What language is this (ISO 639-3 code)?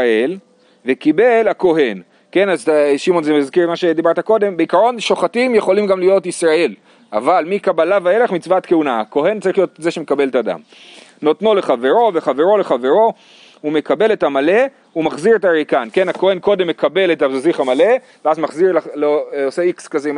heb